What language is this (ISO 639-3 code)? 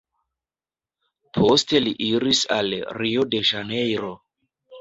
epo